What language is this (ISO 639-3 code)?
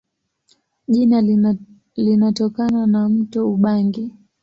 swa